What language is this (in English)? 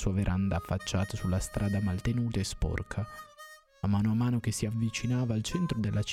Italian